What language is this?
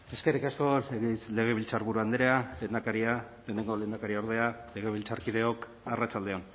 Basque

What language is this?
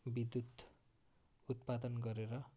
Nepali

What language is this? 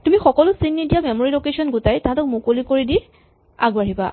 Assamese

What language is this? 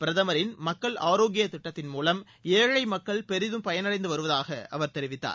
Tamil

